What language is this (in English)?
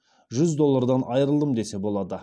Kazakh